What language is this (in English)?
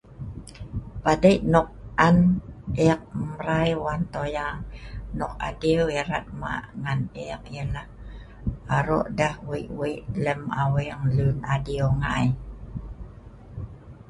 Sa'ban